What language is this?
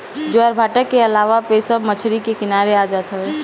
Bhojpuri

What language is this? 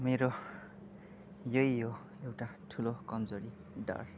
Nepali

